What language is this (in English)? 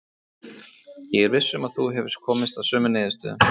Icelandic